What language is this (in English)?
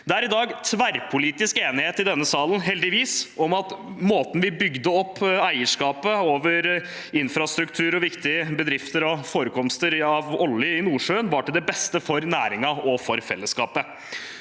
Norwegian